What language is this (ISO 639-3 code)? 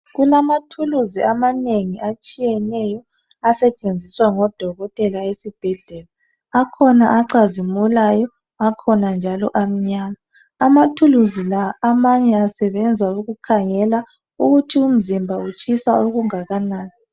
nde